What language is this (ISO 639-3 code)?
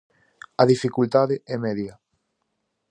glg